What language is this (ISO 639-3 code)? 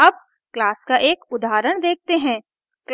hin